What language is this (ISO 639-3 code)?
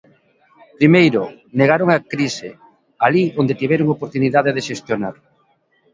glg